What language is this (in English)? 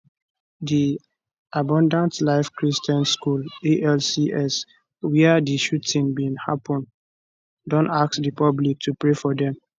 Nigerian Pidgin